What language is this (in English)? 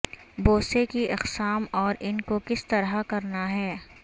Urdu